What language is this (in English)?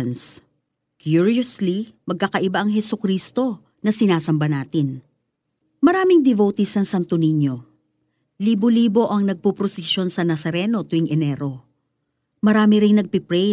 Filipino